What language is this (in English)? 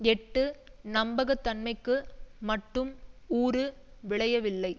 Tamil